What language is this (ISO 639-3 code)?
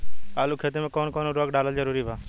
bho